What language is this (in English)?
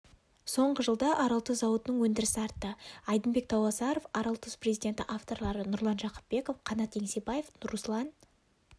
Kazakh